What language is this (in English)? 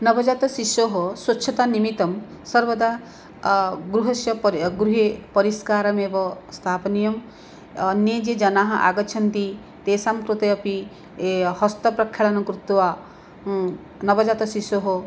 Sanskrit